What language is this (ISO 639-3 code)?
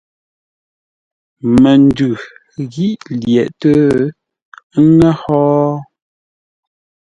nla